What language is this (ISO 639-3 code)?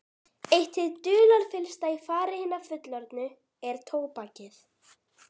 isl